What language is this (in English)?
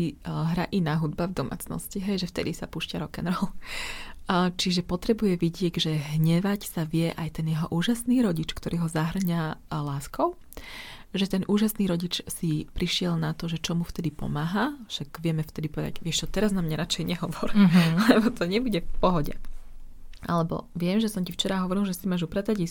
Slovak